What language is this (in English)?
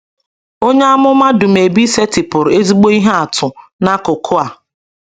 Igbo